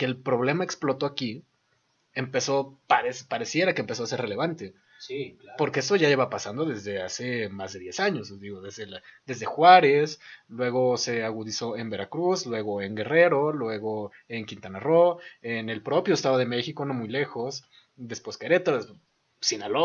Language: Spanish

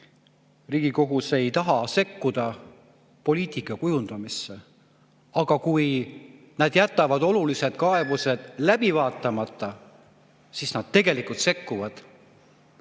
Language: Estonian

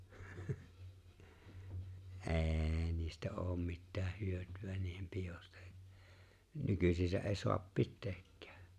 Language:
Finnish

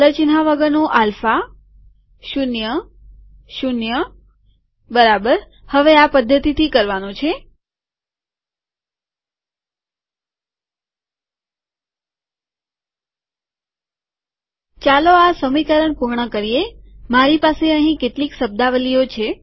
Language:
Gujarati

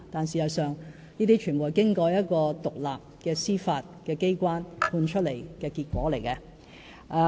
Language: Cantonese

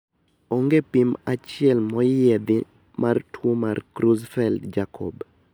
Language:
Luo (Kenya and Tanzania)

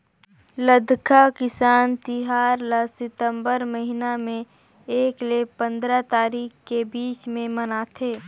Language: Chhattisgarhi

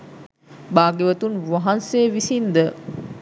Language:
Sinhala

